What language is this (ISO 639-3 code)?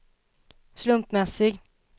swe